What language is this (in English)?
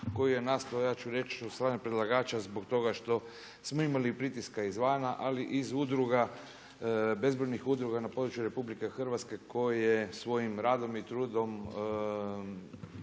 Croatian